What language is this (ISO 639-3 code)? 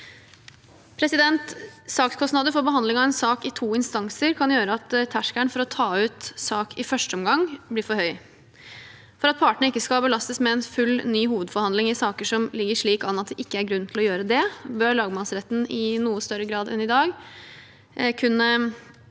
nor